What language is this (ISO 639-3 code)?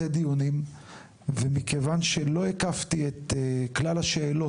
heb